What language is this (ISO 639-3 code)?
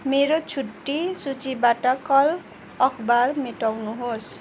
nep